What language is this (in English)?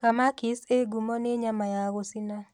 Kikuyu